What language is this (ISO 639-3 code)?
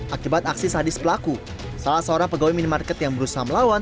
ind